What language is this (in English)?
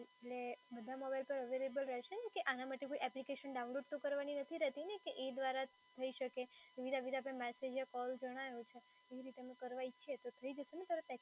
Gujarati